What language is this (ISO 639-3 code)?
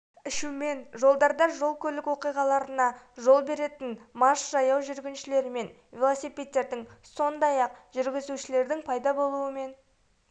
kaz